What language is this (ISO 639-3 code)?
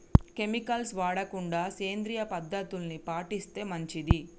tel